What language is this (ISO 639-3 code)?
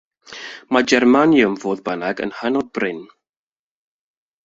cym